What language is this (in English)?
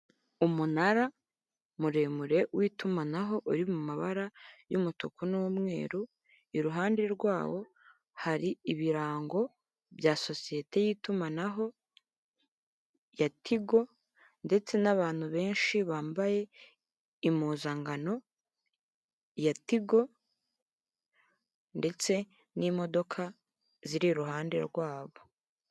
Kinyarwanda